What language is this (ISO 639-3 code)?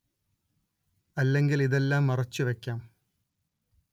mal